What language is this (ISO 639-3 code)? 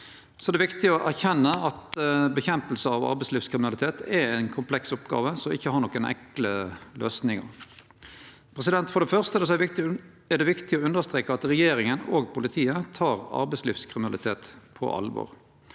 nor